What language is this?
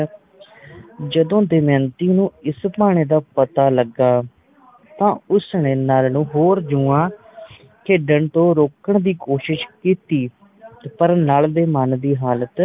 Punjabi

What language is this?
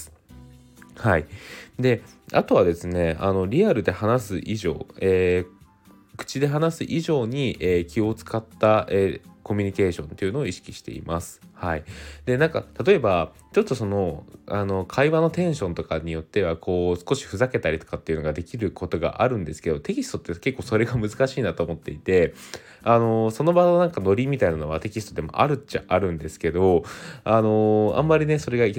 Japanese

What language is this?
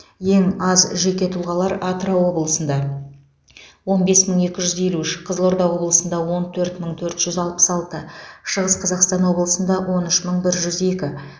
Kazakh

